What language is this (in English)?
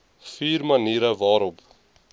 Afrikaans